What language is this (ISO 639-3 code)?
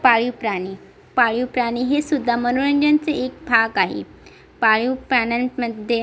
mar